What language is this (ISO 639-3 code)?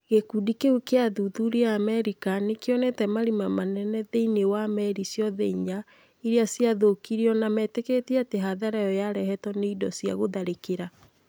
kik